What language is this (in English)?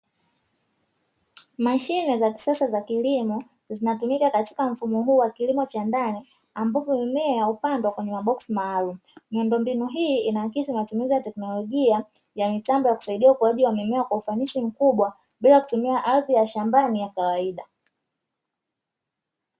Swahili